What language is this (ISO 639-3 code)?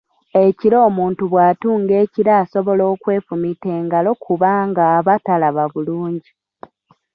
lug